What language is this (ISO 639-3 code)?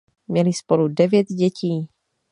ces